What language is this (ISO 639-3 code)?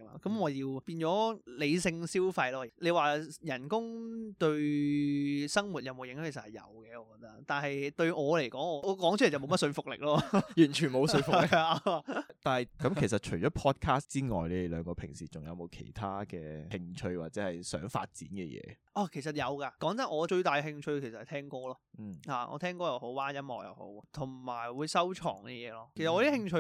zho